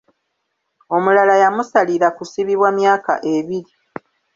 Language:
Ganda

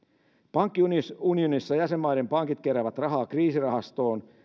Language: Finnish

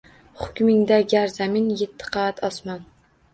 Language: Uzbek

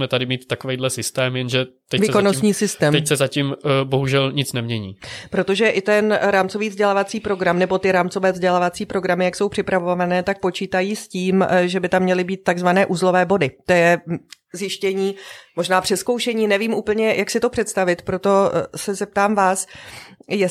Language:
Czech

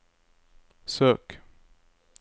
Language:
Norwegian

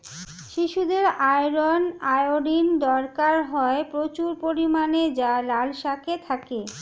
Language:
Bangla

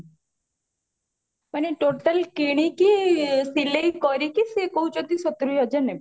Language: Odia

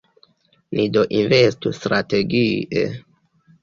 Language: Esperanto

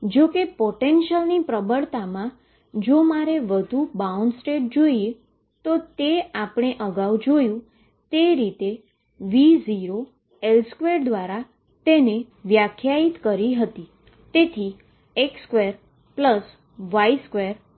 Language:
Gujarati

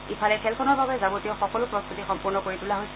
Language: Assamese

